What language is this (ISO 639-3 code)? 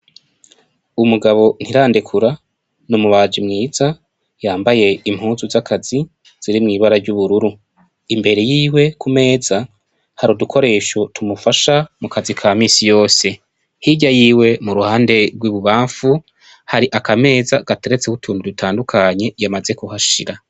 run